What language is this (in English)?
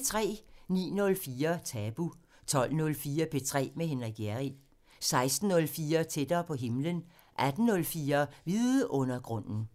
Danish